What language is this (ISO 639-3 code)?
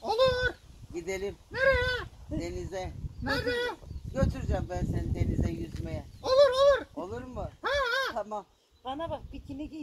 tur